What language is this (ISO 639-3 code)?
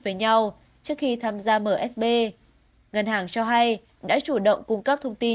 vie